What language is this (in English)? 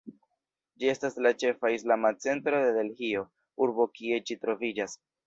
Esperanto